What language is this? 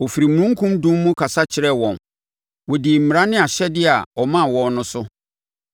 Akan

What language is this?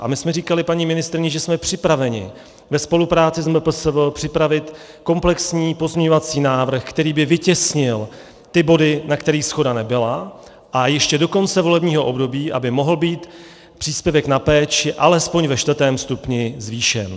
Czech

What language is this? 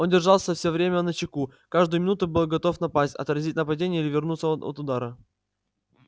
Russian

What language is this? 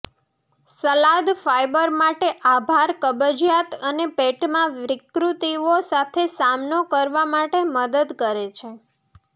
Gujarati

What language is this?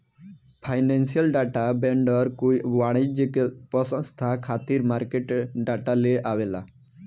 Bhojpuri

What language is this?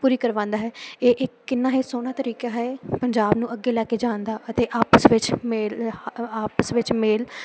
Punjabi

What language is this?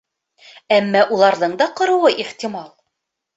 Bashkir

